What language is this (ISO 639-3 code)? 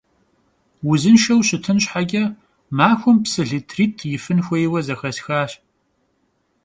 kbd